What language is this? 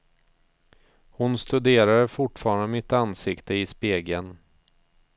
Swedish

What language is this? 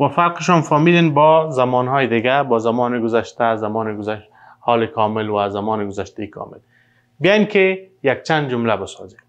Persian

